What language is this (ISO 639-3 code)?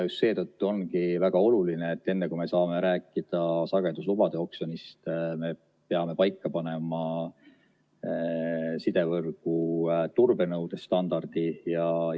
est